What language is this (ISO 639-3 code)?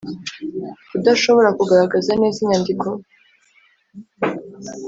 kin